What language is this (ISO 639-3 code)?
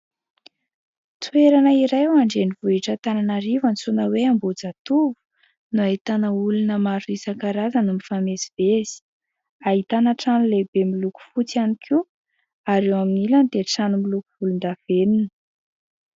mlg